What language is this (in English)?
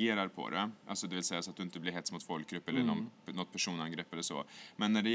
Swedish